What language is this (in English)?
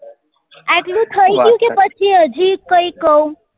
Gujarati